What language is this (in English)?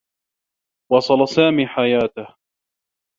Arabic